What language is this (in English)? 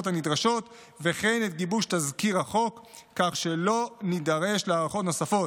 Hebrew